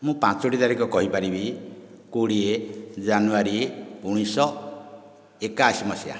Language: Odia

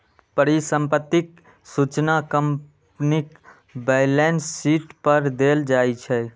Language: Maithili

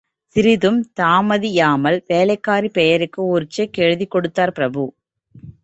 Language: Tamil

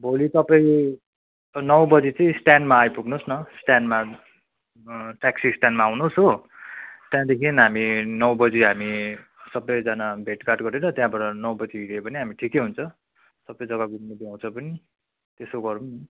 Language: Nepali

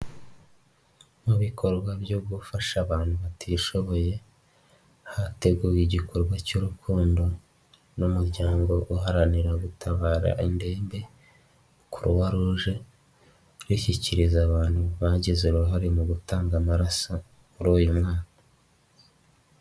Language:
Kinyarwanda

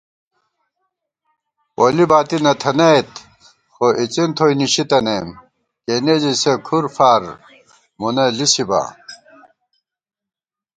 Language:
Gawar-Bati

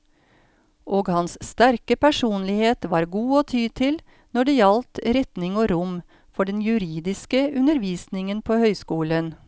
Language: Norwegian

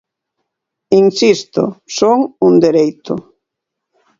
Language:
Galician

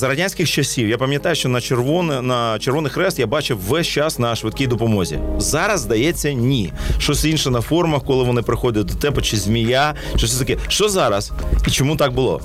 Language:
Ukrainian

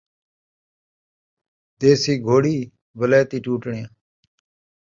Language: Saraiki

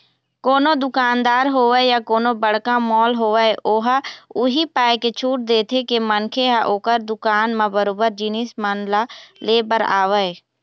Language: Chhattisgarhi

